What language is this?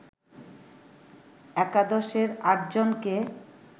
Bangla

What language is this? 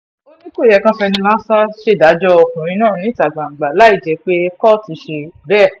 Yoruba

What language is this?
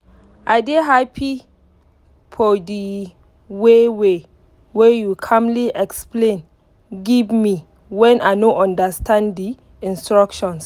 Nigerian Pidgin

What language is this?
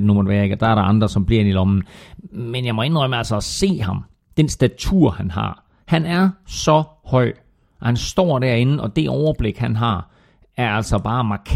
Danish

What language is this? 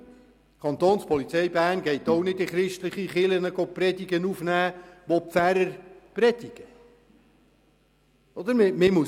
Swiss German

